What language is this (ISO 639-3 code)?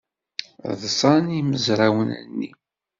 kab